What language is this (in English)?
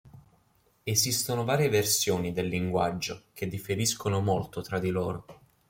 Italian